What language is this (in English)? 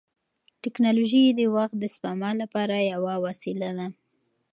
Pashto